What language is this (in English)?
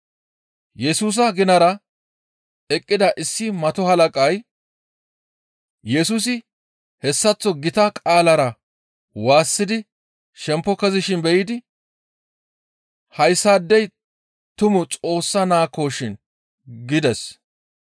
Gamo